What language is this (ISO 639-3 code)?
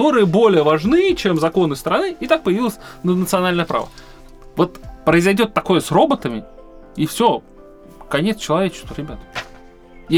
rus